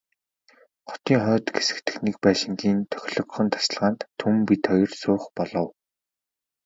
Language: Mongolian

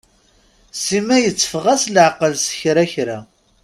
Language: Kabyle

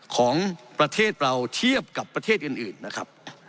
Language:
Thai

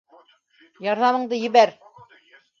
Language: Bashkir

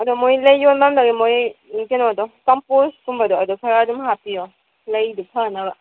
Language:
Manipuri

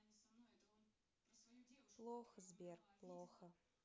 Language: Russian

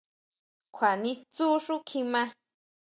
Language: Huautla Mazatec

